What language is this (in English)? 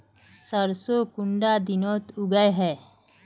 Magahi